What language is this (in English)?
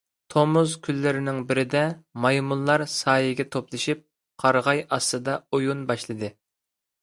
Uyghur